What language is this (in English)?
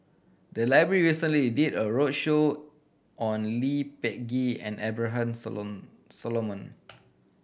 English